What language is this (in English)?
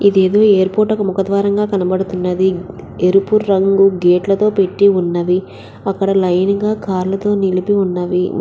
Telugu